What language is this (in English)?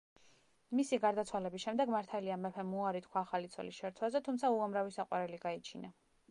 Georgian